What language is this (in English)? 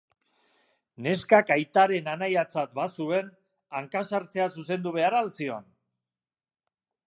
Basque